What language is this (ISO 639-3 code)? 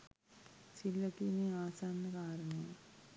sin